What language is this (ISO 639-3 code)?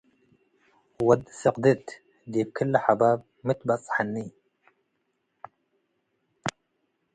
tig